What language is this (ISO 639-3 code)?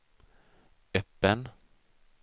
swe